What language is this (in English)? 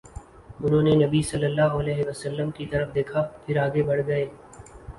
Urdu